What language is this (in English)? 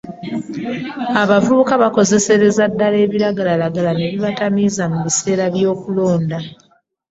Ganda